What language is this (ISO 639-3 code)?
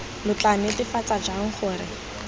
tsn